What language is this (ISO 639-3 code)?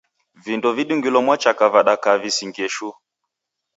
dav